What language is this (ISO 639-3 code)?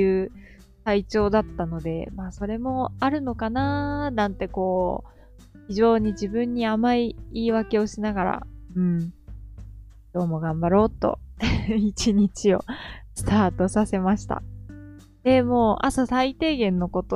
jpn